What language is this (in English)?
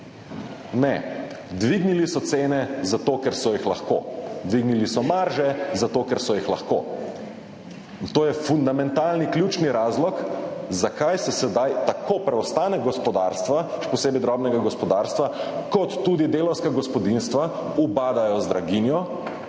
Slovenian